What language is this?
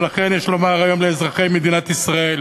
Hebrew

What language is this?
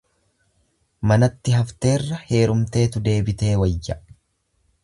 Oromo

